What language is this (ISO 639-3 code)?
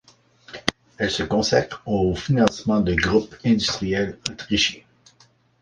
fra